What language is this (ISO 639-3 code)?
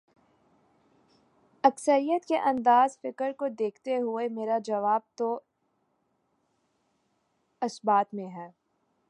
urd